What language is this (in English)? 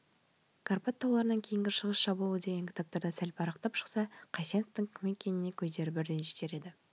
Kazakh